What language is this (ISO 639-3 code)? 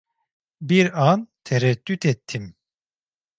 tur